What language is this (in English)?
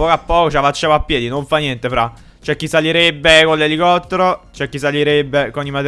Italian